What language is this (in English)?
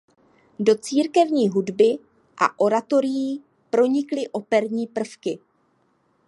Czech